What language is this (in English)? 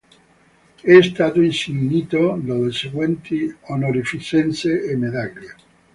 Italian